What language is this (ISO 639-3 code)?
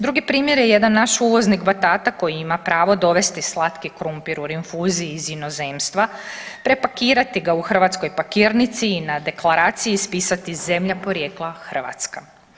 hrv